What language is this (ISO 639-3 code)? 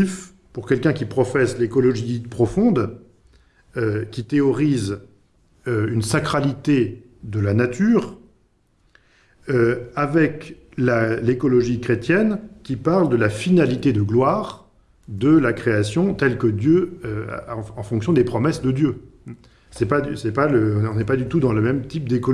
fra